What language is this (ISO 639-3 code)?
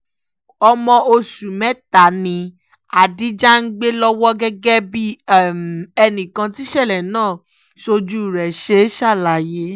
yor